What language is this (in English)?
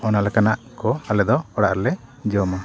Santali